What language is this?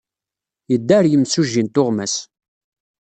Kabyle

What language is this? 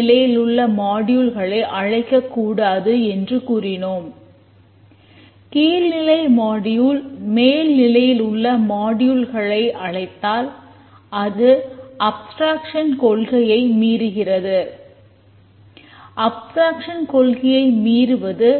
Tamil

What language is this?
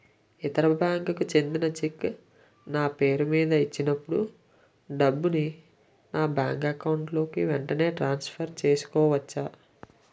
Telugu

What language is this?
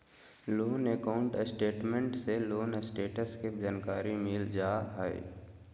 Magahi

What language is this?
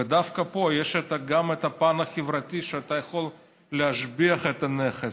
Hebrew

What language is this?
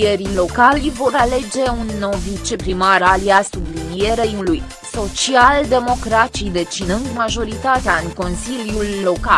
Romanian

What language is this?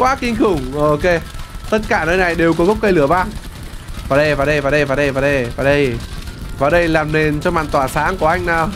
Vietnamese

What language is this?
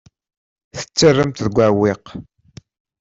Kabyle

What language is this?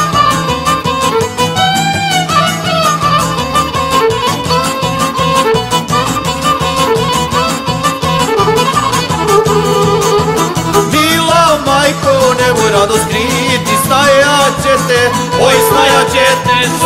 Romanian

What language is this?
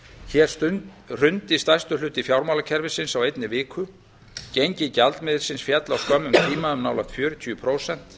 Icelandic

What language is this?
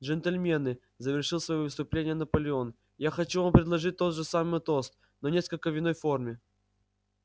Russian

